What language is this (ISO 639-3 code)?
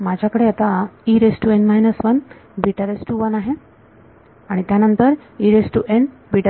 mar